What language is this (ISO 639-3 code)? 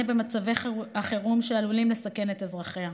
heb